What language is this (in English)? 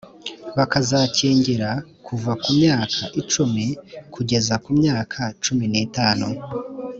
Kinyarwanda